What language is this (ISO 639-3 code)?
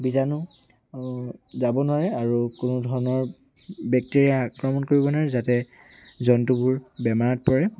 asm